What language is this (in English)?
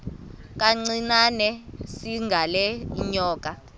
Xhosa